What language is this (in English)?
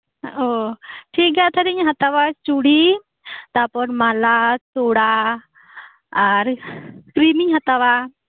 Santali